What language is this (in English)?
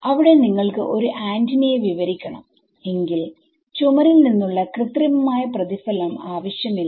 Malayalam